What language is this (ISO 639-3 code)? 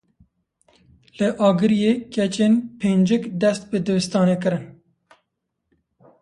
kur